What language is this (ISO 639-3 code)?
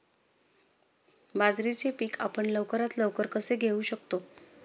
mar